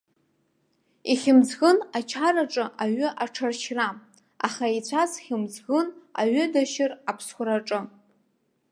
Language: Abkhazian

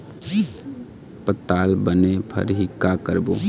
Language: Chhattisgarhi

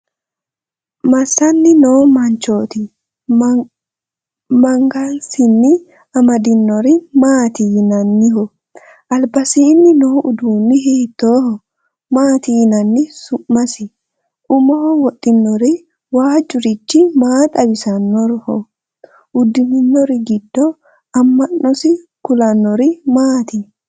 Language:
Sidamo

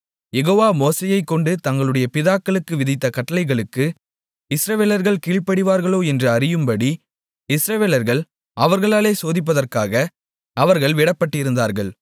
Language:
Tamil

